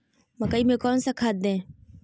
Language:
Magahi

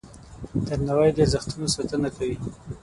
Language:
Pashto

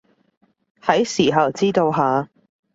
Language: Cantonese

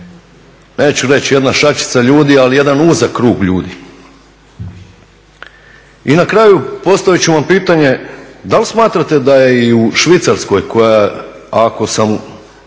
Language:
Croatian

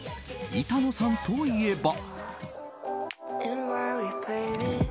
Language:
Japanese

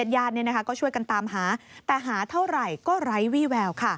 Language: Thai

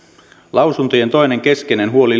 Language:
Finnish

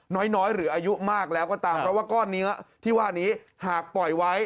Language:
Thai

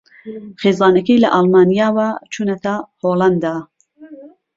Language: Central Kurdish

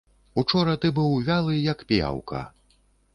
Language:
Belarusian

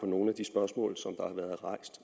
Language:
Danish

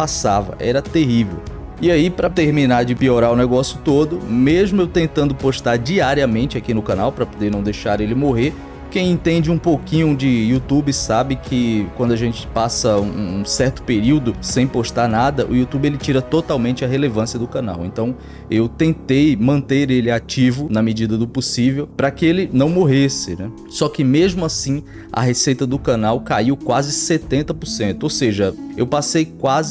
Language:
Portuguese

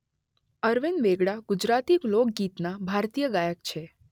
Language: Gujarati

